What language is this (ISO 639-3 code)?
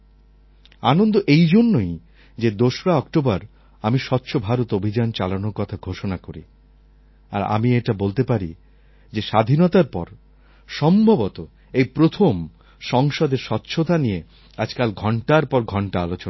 ben